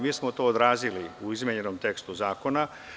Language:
Serbian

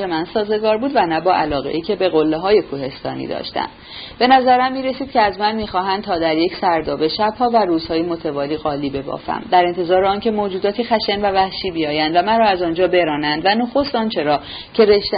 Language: Persian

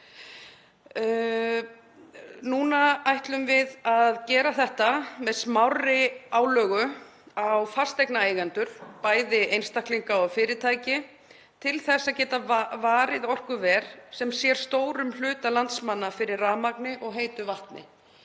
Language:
Icelandic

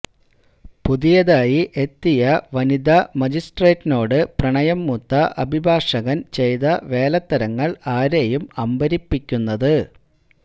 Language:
Malayalam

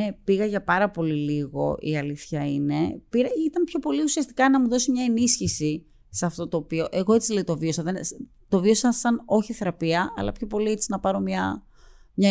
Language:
Greek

